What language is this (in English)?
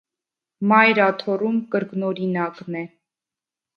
Armenian